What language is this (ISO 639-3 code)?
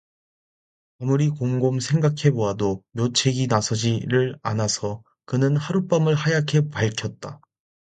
kor